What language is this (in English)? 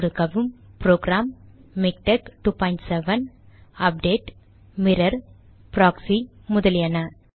Tamil